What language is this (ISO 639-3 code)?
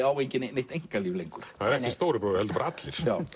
isl